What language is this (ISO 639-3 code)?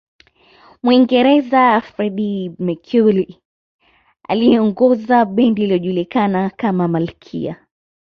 swa